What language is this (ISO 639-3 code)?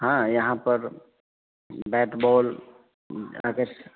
mai